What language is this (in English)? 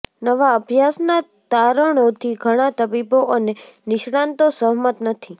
Gujarati